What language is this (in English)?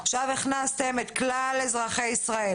Hebrew